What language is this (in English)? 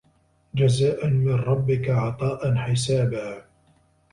Arabic